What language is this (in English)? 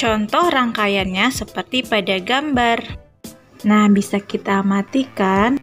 Indonesian